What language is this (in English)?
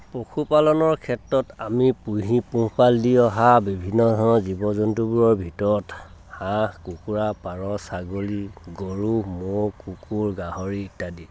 Assamese